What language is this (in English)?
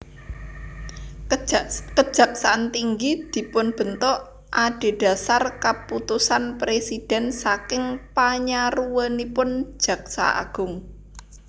Javanese